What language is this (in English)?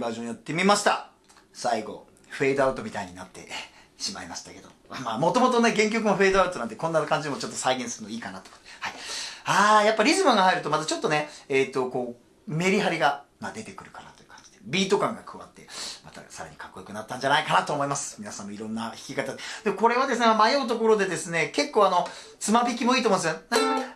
Japanese